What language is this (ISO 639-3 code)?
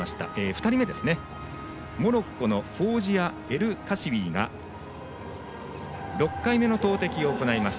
jpn